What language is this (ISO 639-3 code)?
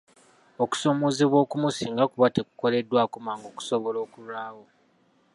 lug